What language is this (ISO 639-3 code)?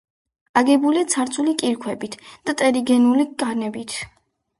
kat